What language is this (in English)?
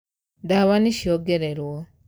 Kikuyu